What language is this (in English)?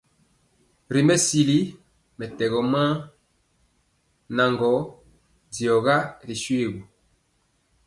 Mpiemo